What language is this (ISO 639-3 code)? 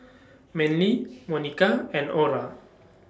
eng